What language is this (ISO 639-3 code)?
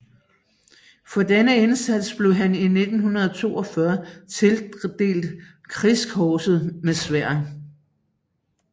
dan